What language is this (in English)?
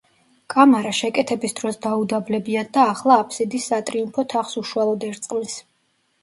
Georgian